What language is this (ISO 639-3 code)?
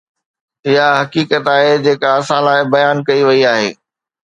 snd